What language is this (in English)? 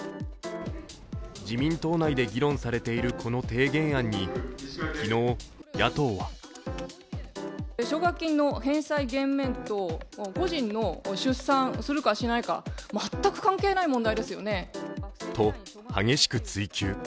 Japanese